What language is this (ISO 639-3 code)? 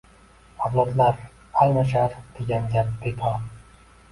uzb